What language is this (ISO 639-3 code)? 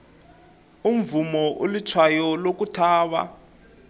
tso